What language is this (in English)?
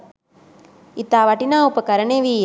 Sinhala